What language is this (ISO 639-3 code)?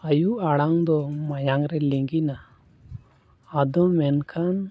sat